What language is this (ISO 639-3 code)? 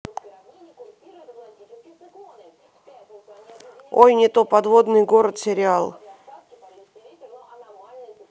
rus